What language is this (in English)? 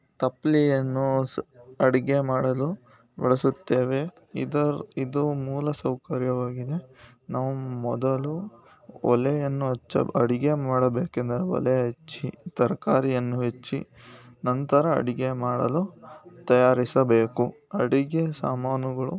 Kannada